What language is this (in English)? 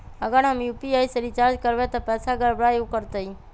Magahi